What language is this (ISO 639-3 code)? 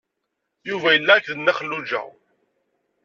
kab